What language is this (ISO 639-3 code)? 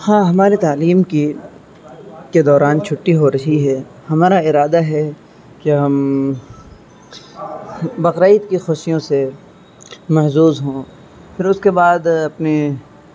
urd